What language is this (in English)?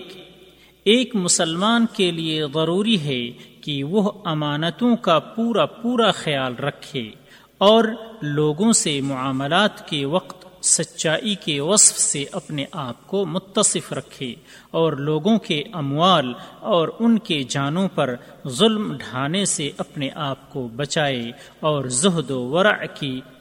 Urdu